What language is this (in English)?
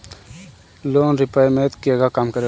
Bhojpuri